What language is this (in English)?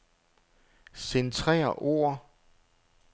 Danish